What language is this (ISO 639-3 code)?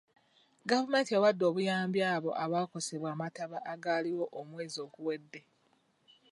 lug